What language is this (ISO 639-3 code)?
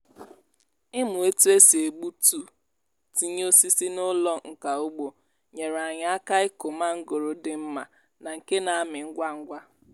ibo